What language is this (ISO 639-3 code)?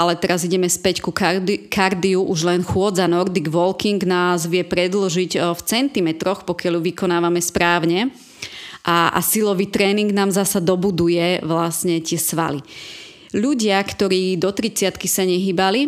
slk